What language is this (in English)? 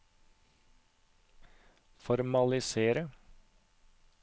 Norwegian